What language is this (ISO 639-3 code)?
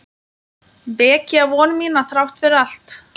isl